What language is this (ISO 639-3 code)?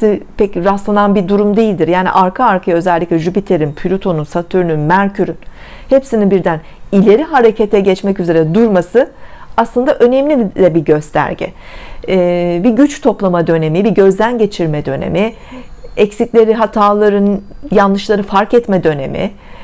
tur